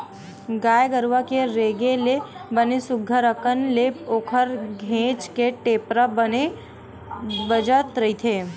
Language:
Chhattisgarhi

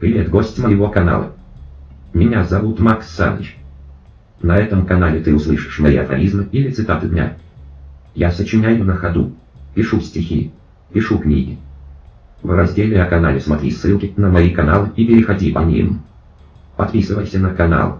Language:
Russian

